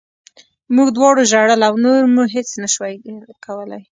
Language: Pashto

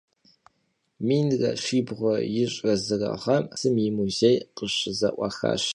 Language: Kabardian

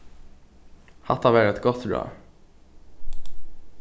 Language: Faroese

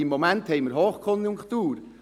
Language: Swiss German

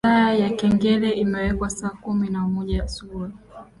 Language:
Swahili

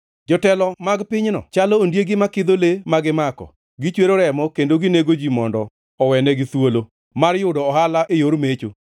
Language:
Luo (Kenya and Tanzania)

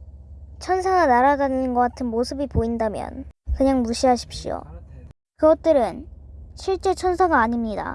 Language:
Korean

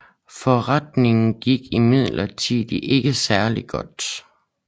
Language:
Danish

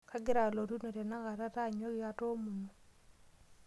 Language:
Masai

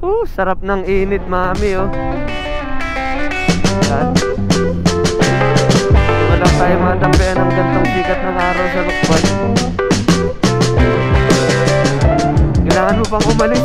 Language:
Filipino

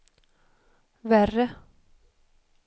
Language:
Swedish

